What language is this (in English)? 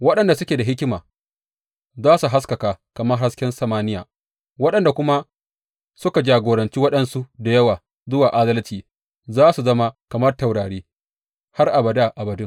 Hausa